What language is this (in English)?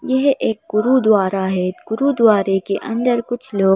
Hindi